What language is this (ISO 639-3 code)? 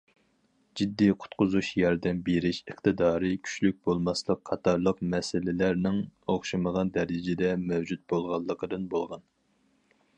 uig